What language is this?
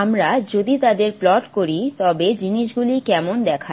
Bangla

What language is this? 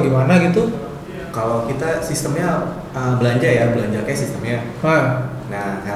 Indonesian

